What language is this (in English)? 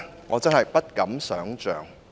Cantonese